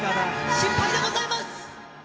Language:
Japanese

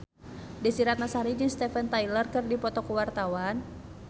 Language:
Sundanese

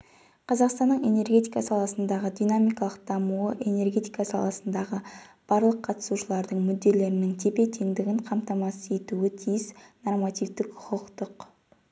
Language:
Kazakh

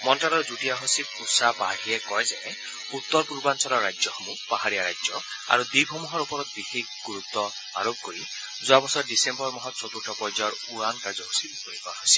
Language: Assamese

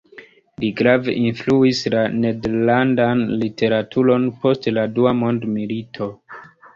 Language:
Esperanto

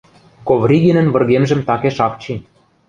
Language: Western Mari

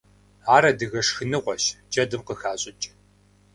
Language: Kabardian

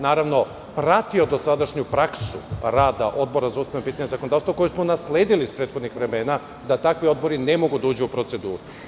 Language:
Serbian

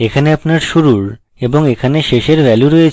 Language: Bangla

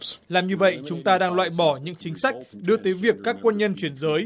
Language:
Vietnamese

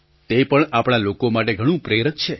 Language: Gujarati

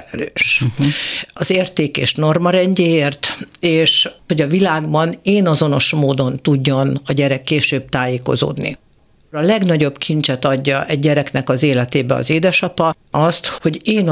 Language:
Hungarian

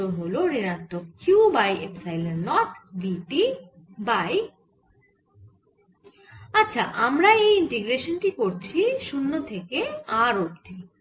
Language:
Bangla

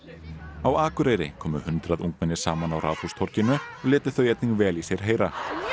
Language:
Icelandic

